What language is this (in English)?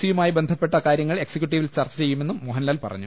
Malayalam